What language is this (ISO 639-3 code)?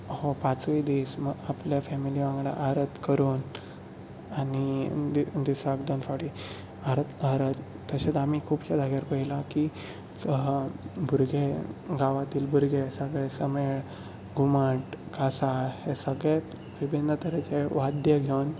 kok